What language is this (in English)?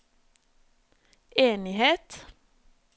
Norwegian